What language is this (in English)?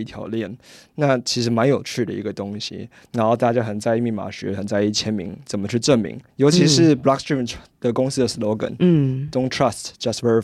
Chinese